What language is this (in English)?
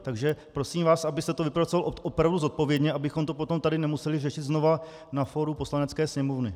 Czech